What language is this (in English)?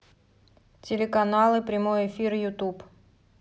Russian